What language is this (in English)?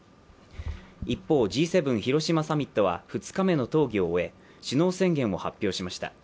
Japanese